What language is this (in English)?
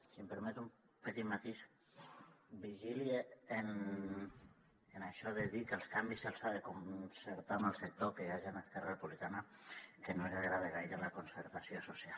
Catalan